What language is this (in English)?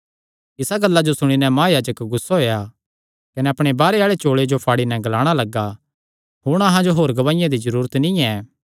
Kangri